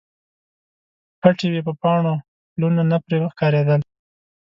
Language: Pashto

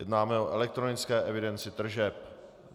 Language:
Czech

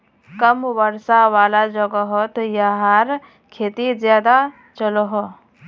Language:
Magahi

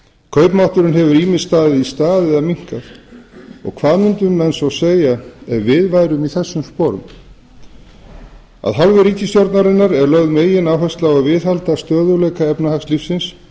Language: Icelandic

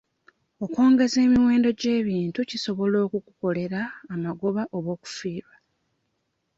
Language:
Ganda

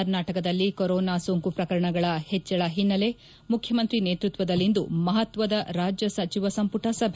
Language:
Kannada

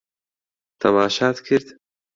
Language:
Central Kurdish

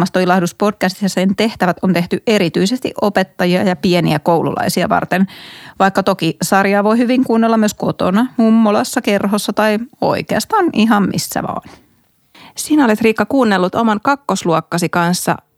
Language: Finnish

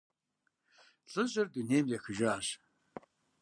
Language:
Kabardian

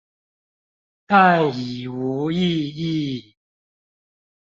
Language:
Chinese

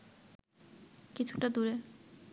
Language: Bangla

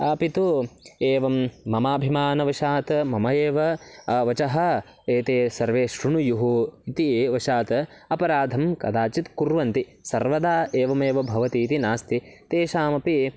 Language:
Sanskrit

